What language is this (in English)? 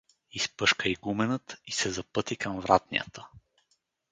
Bulgarian